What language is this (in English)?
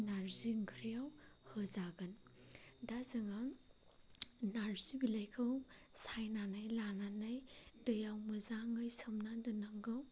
Bodo